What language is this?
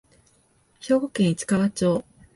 Japanese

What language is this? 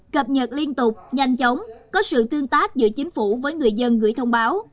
Vietnamese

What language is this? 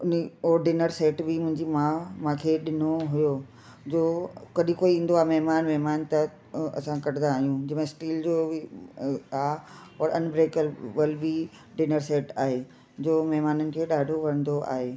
Sindhi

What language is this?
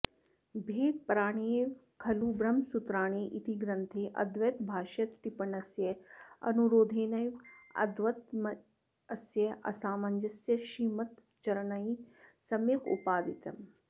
Sanskrit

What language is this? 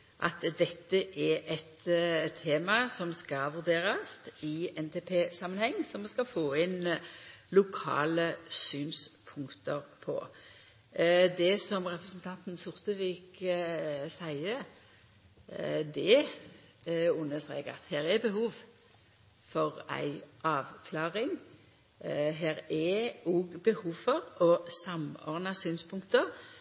Norwegian Nynorsk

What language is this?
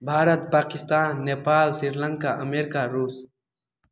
Maithili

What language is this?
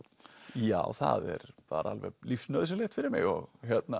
Icelandic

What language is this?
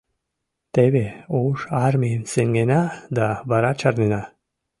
Mari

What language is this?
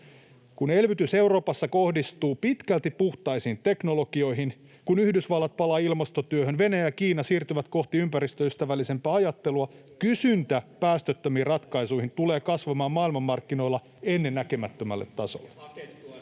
Finnish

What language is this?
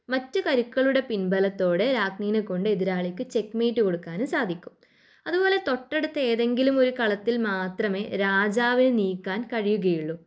Malayalam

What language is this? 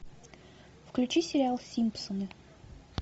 Russian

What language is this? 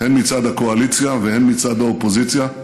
Hebrew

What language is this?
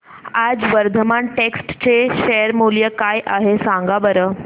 Marathi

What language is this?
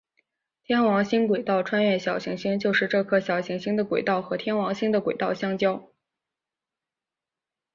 Chinese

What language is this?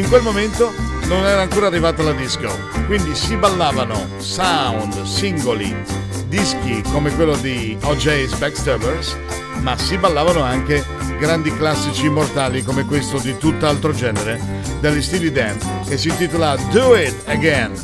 Italian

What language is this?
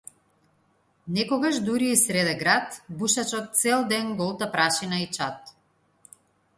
Macedonian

